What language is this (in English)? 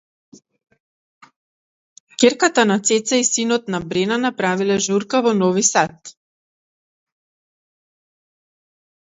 Macedonian